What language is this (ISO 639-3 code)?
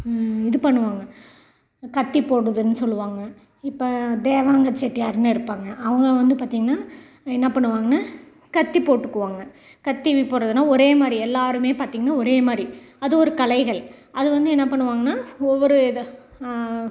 tam